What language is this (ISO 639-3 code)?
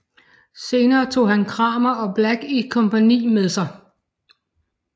dan